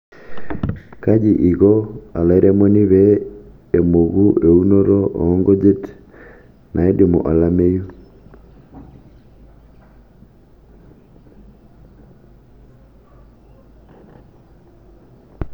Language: Masai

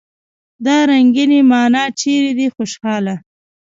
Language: Pashto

